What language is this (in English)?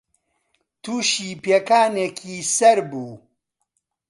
Central Kurdish